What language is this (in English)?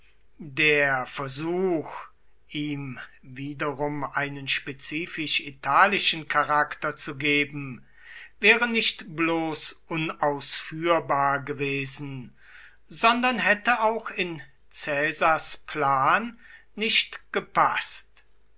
German